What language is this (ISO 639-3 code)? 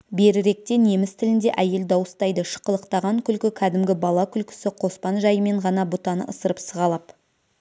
kaz